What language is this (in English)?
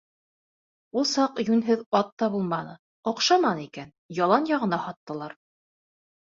Bashkir